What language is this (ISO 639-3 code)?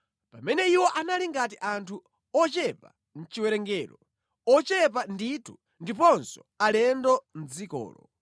nya